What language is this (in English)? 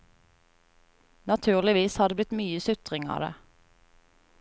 Norwegian